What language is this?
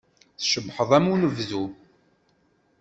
Kabyle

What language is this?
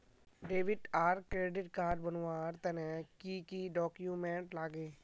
Magahi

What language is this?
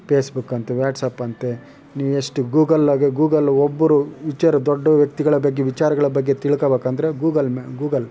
Kannada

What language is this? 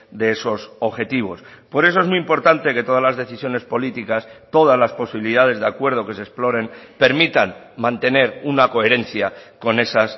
Spanish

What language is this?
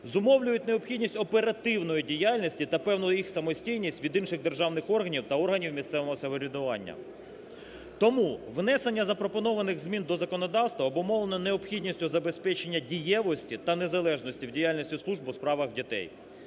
Ukrainian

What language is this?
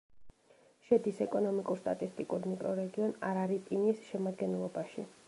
Georgian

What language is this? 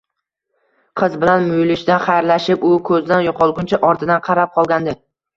Uzbek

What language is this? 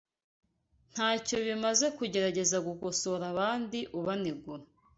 Kinyarwanda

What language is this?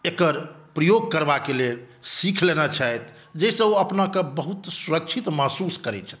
Maithili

